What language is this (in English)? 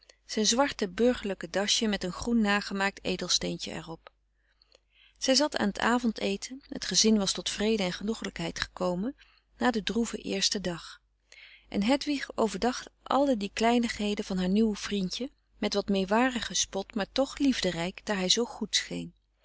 Dutch